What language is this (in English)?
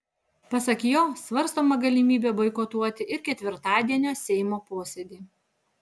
Lithuanian